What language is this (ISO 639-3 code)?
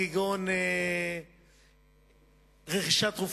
heb